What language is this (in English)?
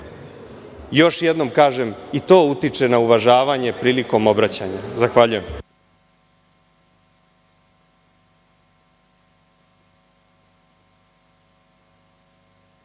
Serbian